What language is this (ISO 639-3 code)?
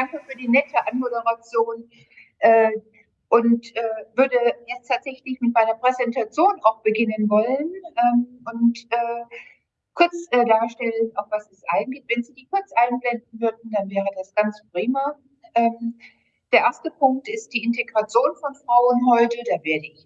deu